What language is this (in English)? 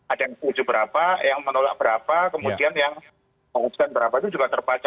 Indonesian